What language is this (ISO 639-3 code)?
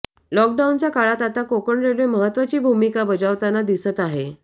mar